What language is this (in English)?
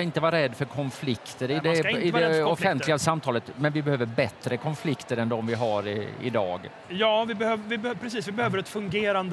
Swedish